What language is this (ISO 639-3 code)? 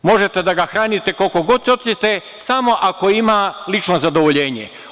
srp